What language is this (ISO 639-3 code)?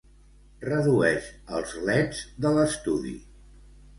cat